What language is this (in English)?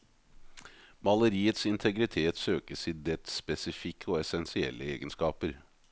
Norwegian